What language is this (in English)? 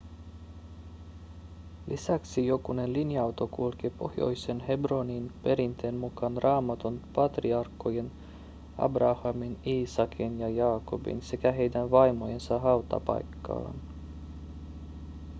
Finnish